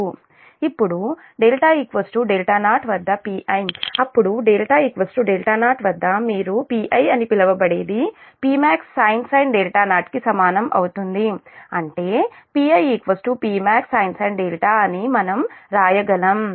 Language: Telugu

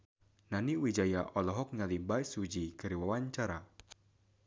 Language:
Sundanese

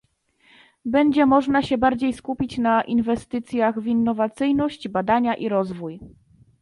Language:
Polish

